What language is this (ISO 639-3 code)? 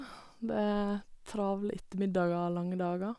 nor